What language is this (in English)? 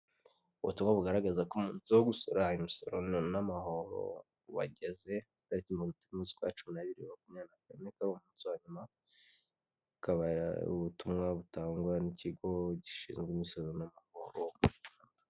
Kinyarwanda